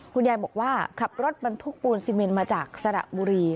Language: Thai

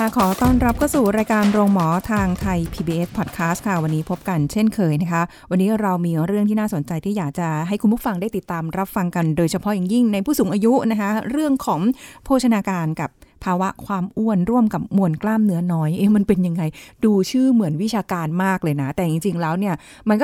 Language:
Thai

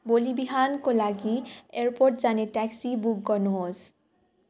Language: Nepali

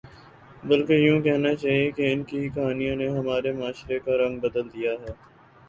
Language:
Urdu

